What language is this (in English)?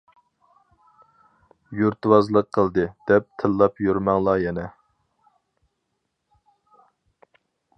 Uyghur